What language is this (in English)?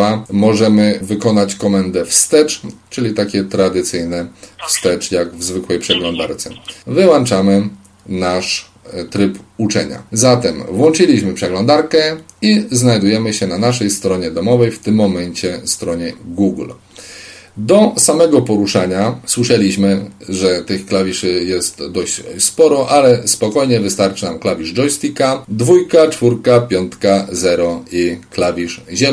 Polish